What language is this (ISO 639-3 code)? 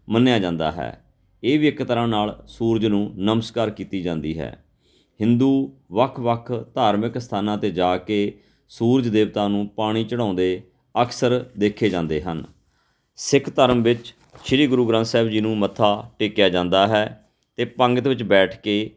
pan